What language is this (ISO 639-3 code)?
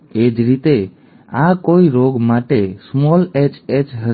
guj